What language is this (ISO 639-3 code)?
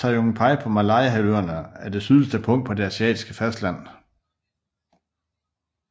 dan